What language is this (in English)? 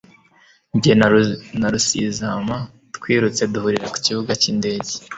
Kinyarwanda